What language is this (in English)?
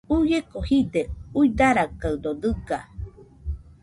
Nüpode Huitoto